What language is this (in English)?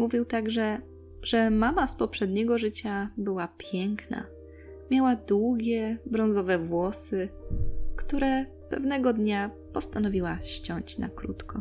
Polish